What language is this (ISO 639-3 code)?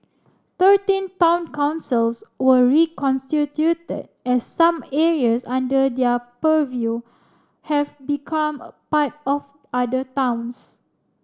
eng